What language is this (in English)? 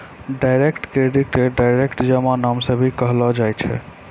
Maithili